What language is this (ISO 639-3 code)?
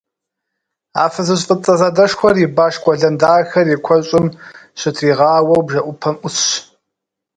kbd